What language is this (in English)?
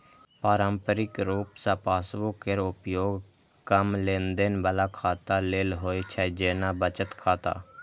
Maithili